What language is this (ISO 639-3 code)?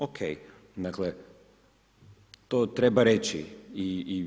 hrv